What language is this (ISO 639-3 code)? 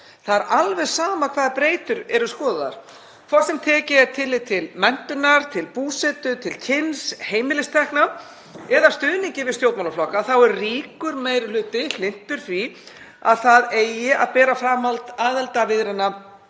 isl